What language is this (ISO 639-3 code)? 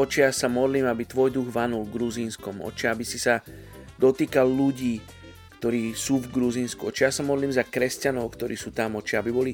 slk